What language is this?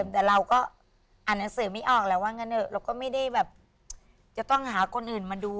Thai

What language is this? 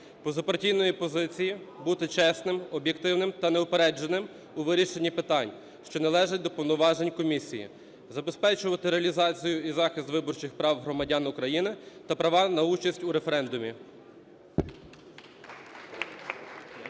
Ukrainian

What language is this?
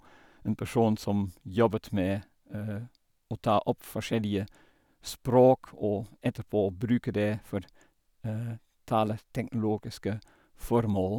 Norwegian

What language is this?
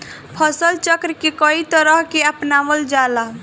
Bhojpuri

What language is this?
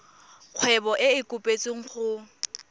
Tswana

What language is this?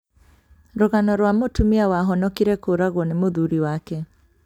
Kikuyu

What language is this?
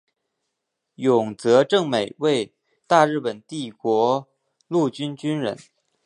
Chinese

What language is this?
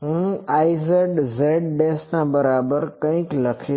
Gujarati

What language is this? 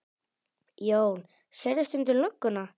Icelandic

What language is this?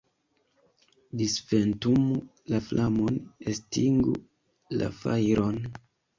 Esperanto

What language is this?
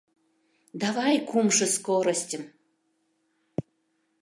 Mari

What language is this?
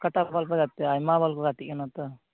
Santali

